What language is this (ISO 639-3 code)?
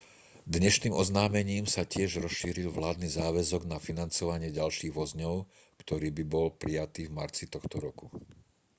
slk